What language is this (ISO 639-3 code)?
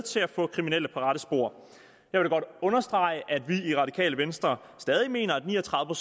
dan